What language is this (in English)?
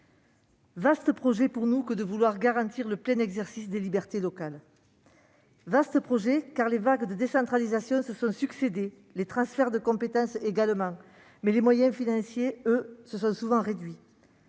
French